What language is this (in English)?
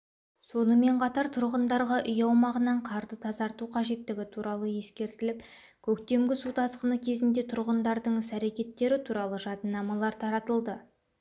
Kazakh